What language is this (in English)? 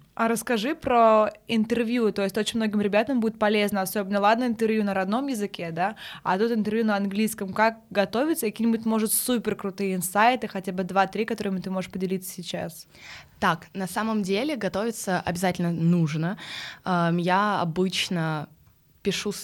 Russian